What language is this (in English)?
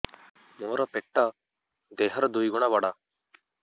Odia